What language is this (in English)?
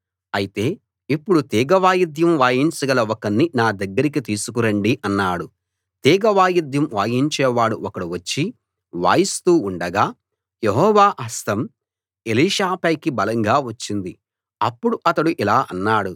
Telugu